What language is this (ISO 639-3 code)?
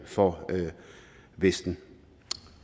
dan